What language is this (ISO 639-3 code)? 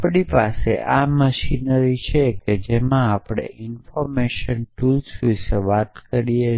guj